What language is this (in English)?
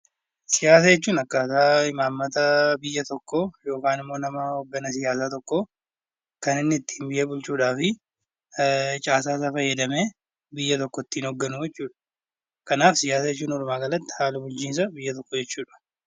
Oromo